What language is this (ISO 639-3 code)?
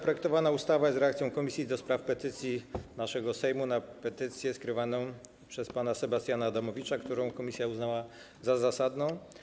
pol